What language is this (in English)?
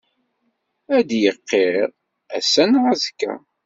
Kabyle